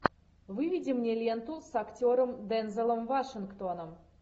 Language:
Russian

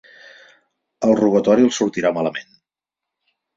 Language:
Catalan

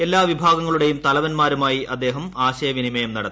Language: Malayalam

